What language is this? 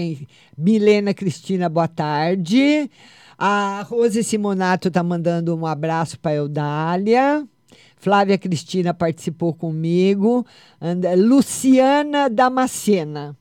Portuguese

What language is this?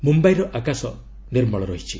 Odia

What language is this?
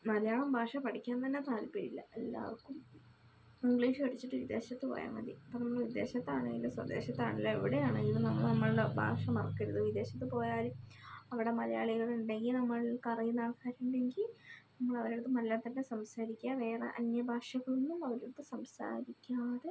Malayalam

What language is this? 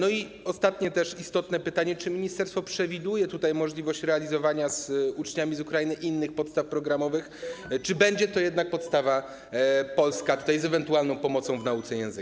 Polish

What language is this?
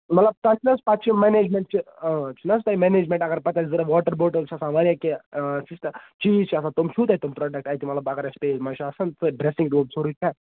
Kashmiri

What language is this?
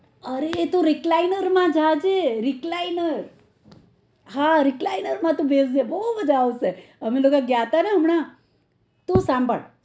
Gujarati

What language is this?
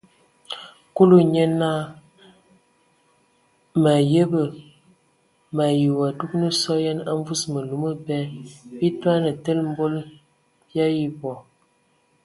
Ewondo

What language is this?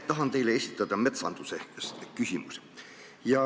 Estonian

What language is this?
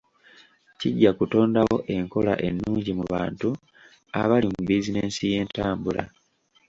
Ganda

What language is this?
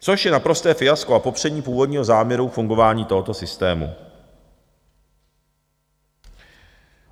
Czech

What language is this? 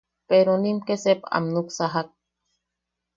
Yaqui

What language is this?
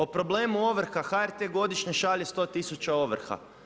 Croatian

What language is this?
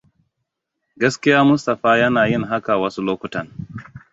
Hausa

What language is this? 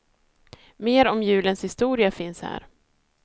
Swedish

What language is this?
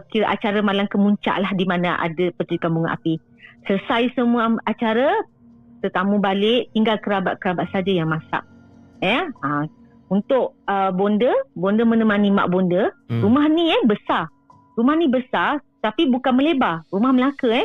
Malay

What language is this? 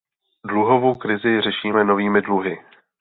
Czech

